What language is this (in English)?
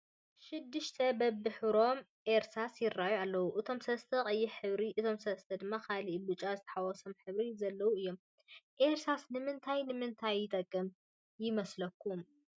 Tigrinya